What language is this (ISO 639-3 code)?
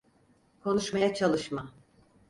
tur